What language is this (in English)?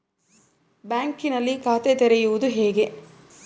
Kannada